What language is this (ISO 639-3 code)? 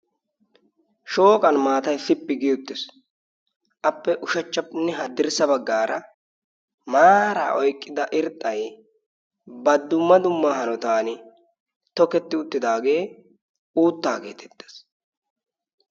wal